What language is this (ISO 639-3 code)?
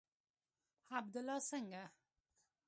pus